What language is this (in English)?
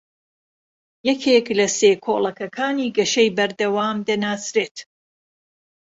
Central Kurdish